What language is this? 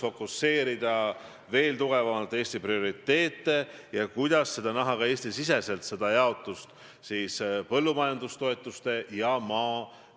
Estonian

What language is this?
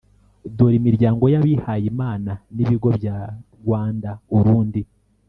Kinyarwanda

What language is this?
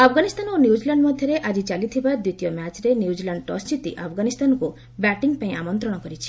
Odia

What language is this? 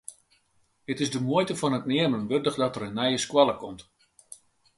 Western Frisian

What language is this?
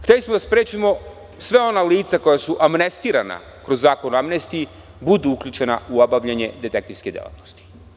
Serbian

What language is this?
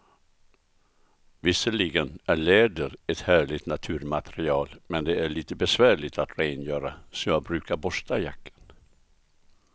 Swedish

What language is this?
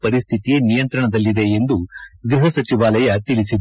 Kannada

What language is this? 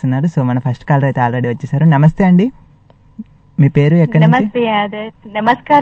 Telugu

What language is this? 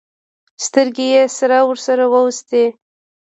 Pashto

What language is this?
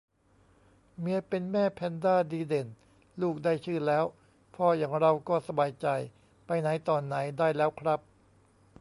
Thai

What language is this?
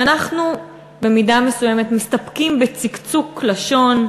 Hebrew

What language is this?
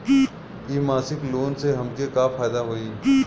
Bhojpuri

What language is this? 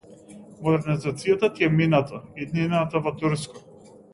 Macedonian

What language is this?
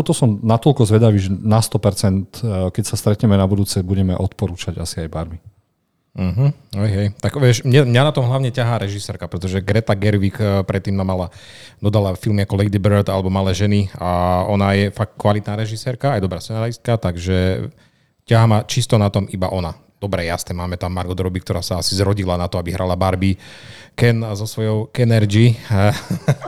Slovak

